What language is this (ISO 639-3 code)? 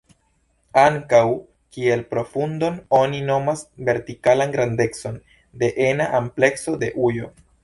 epo